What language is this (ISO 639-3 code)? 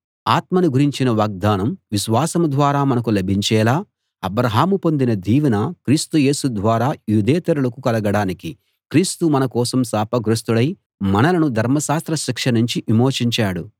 tel